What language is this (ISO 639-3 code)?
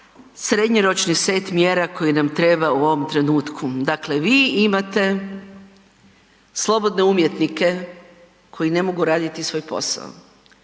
hrv